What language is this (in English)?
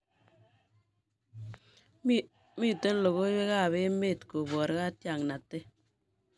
Kalenjin